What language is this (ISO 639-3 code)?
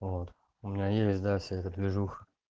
rus